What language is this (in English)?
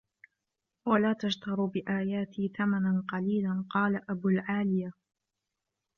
Arabic